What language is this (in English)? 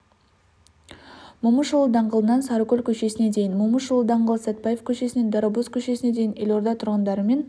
Kazakh